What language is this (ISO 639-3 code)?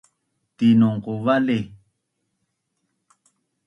bnn